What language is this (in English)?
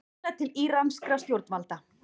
Icelandic